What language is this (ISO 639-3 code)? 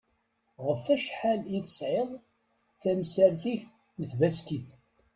kab